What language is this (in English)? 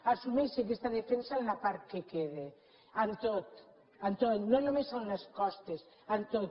Catalan